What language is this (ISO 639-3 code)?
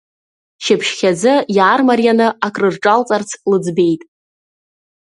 abk